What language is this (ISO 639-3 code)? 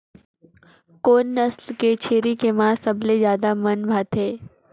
hne